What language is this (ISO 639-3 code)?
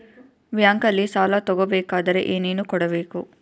kan